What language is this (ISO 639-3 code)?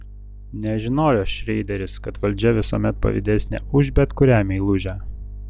lit